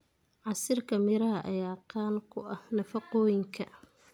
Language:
Somali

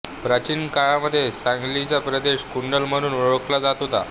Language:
Marathi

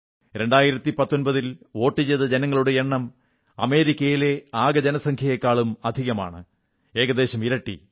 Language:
Malayalam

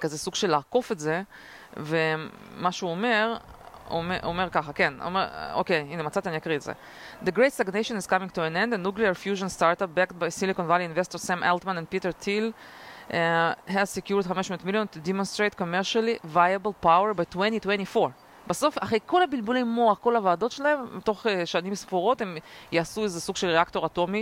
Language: Hebrew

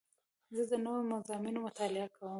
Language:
Pashto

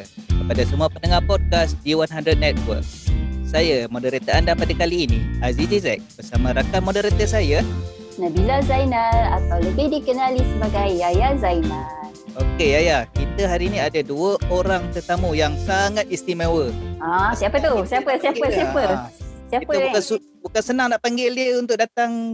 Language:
Malay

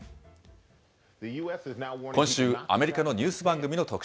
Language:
Japanese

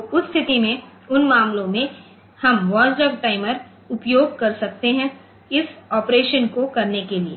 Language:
Hindi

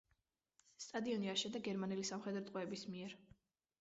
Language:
Georgian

